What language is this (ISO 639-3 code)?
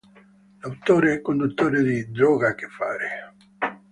ita